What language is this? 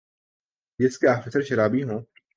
Urdu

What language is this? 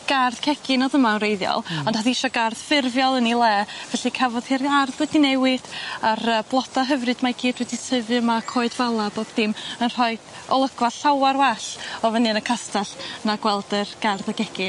Welsh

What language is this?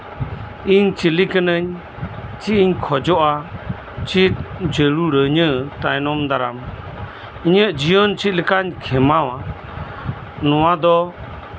Santali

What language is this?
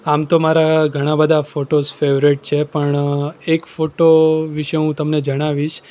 Gujarati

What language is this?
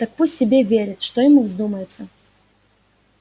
Russian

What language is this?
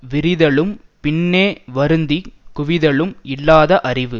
Tamil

